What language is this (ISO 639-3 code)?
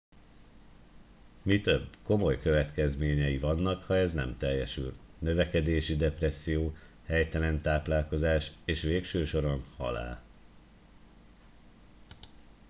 hun